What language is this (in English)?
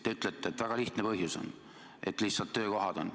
Estonian